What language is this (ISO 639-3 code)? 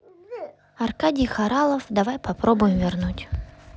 rus